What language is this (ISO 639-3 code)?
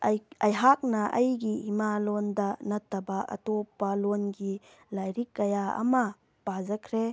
mni